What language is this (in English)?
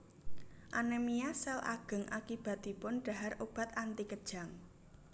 Javanese